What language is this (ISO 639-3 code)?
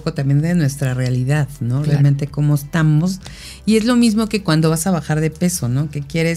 spa